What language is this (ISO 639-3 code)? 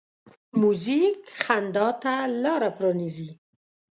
pus